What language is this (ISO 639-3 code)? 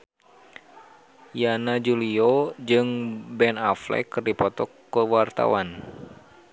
sun